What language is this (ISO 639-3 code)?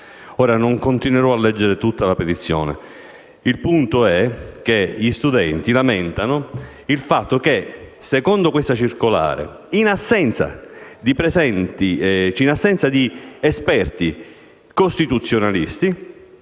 ita